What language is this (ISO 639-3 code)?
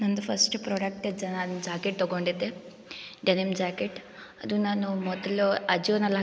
kan